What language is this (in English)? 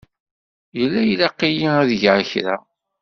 Kabyle